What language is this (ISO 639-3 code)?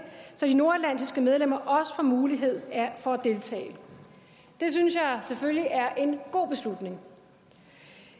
dan